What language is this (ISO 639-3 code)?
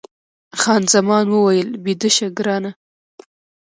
pus